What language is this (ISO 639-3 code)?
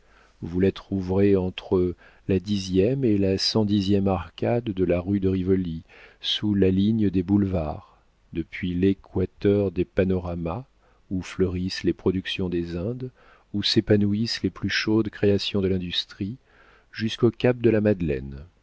fra